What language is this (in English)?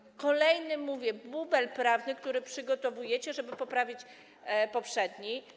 Polish